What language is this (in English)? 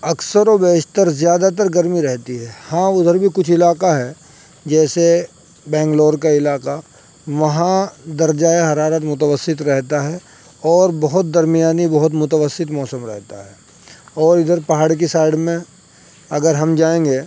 Urdu